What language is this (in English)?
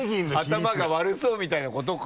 Japanese